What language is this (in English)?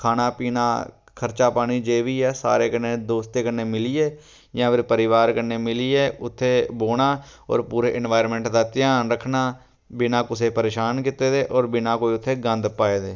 Dogri